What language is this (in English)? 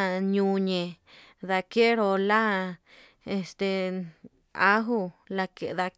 Yutanduchi Mixtec